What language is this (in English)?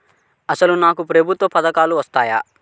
Telugu